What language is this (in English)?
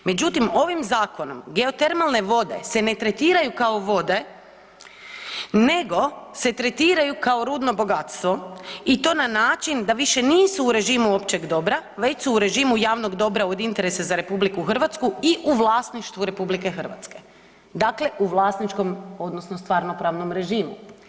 Croatian